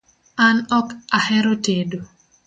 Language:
Luo (Kenya and Tanzania)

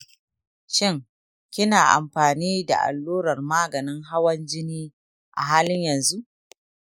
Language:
Hausa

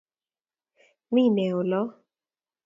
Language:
Kalenjin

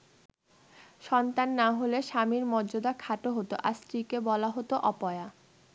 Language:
Bangla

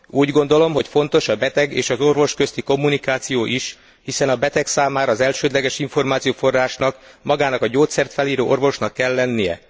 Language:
Hungarian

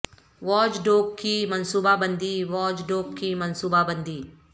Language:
Urdu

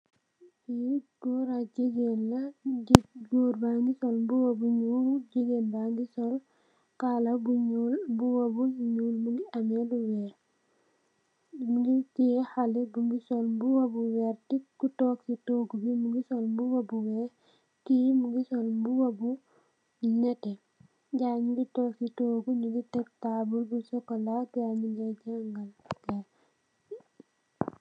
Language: Wolof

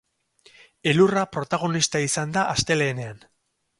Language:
Basque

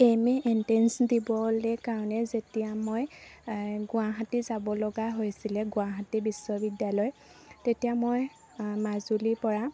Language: Assamese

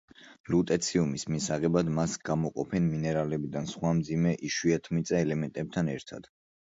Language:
Georgian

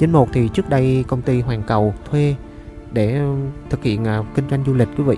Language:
Vietnamese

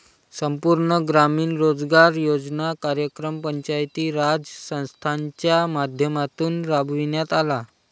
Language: Marathi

